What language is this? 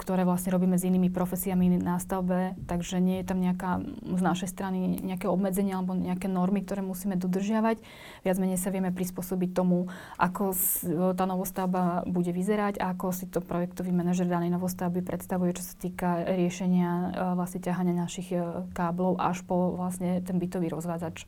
Slovak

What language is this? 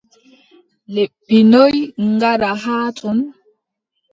Adamawa Fulfulde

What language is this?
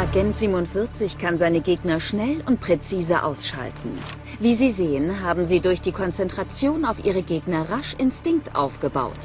German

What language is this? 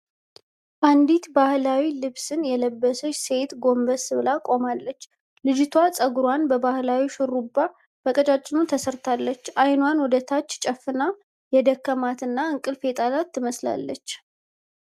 Amharic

